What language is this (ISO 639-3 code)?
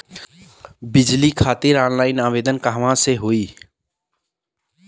bho